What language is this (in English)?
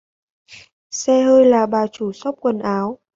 Vietnamese